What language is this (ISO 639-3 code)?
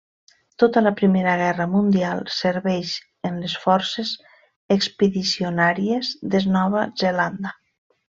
cat